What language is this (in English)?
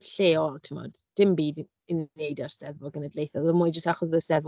Welsh